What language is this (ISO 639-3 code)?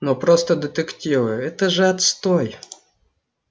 rus